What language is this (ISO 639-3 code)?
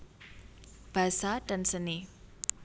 jav